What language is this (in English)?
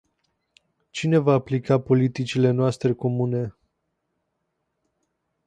Romanian